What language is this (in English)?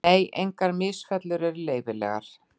Icelandic